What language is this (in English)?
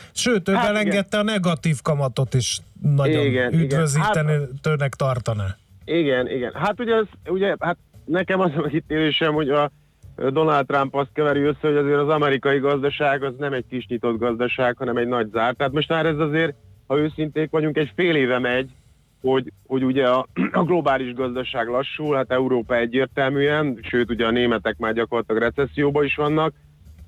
Hungarian